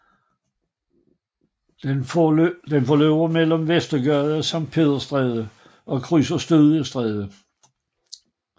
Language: Danish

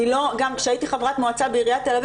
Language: Hebrew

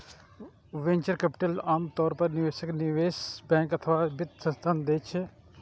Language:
Maithili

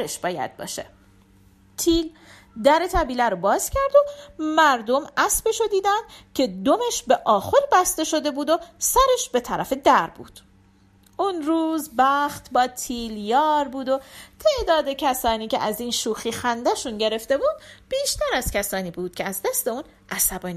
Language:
Persian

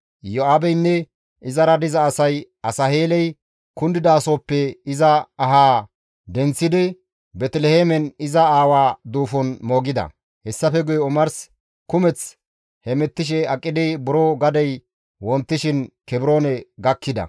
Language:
Gamo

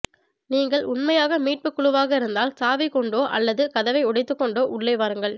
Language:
Tamil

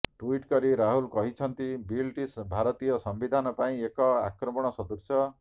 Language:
Odia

